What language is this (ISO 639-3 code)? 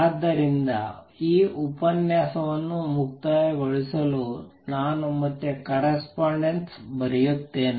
kan